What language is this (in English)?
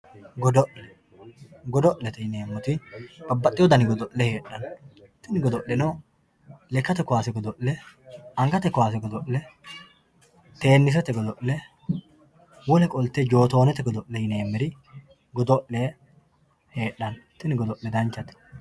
Sidamo